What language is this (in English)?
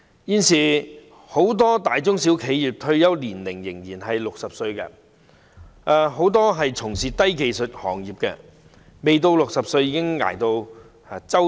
Cantonese